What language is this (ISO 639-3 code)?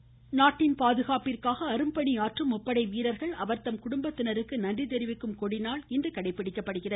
tam